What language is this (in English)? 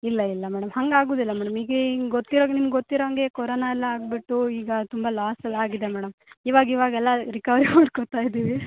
Kannada